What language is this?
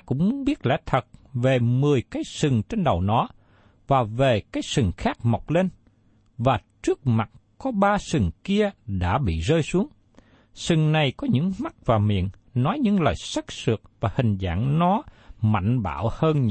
Vietnamese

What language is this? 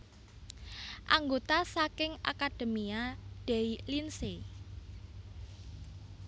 Javanese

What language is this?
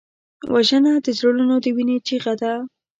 Pashto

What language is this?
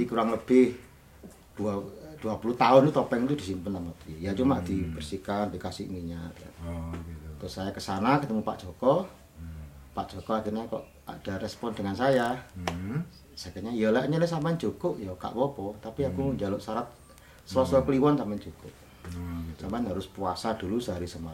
Indonesian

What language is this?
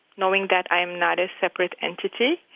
English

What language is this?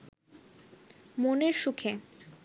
Bangla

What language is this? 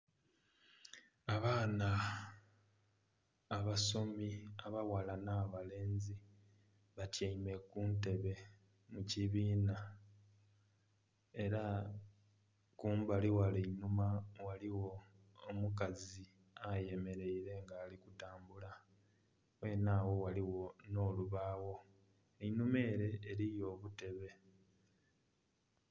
Soga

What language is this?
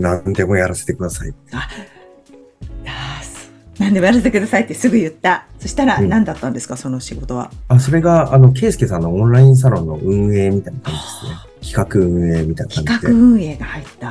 Japanese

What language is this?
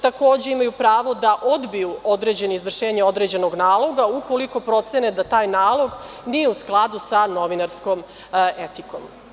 Serbian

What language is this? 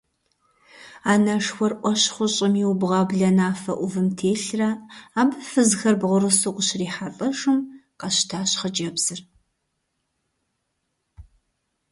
Kabardian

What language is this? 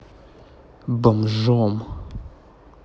Russian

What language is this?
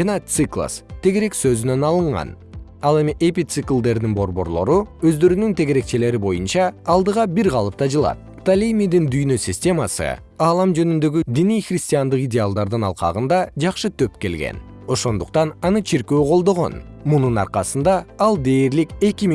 Kyrgyz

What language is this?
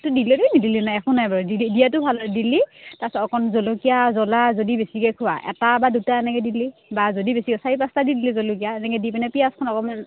Assamese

